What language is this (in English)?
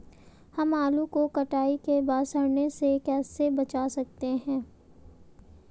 Hindi